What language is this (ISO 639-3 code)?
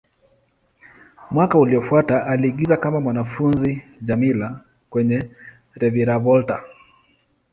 swa